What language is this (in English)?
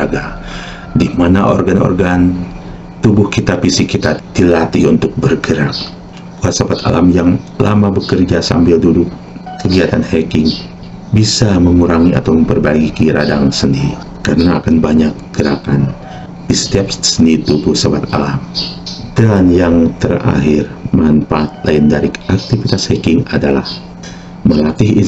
Indonesian